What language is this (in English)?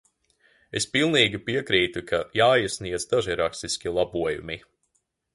Latvian